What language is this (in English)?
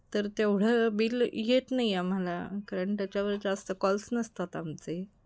Marathi